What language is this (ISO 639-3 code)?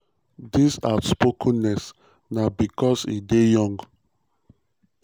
pcm